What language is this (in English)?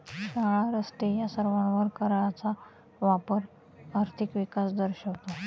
Marathi